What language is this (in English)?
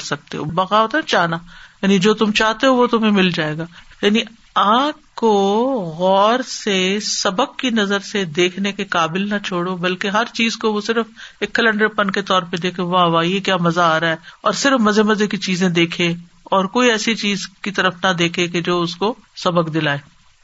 Urdu